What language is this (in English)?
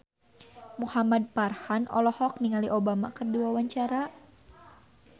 Sundanese